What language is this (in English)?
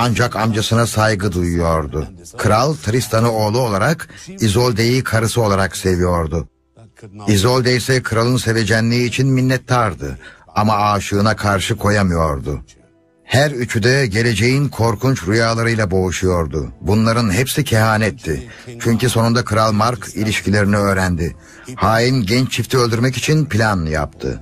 Turkish